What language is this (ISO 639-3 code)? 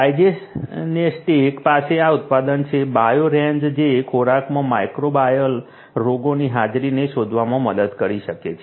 guj